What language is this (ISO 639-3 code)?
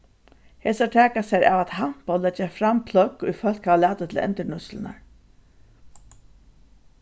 fao